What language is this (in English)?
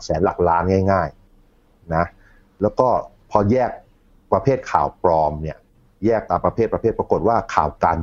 Thai